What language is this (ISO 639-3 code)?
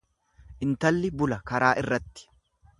orm